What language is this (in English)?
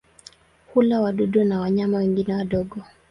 Swahili